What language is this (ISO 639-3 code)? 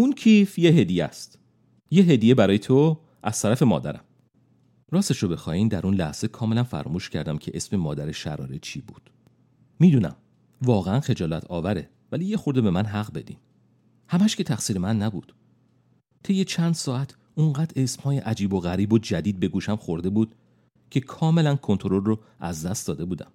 fas